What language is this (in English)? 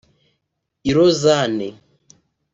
Kinyarwanda